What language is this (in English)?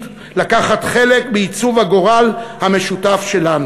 Hebrew